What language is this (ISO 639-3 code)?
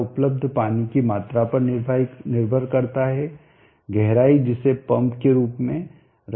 hin